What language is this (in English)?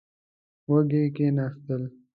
Pashto